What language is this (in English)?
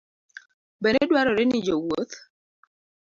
Luo (Kenya and Tanzania)